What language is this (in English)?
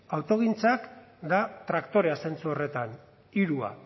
Basque